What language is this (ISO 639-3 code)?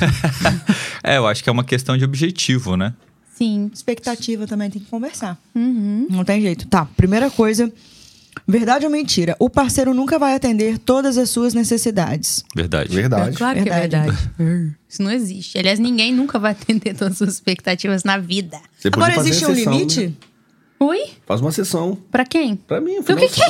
por